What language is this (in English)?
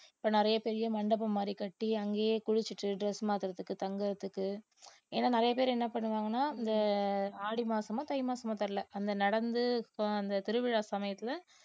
Tamil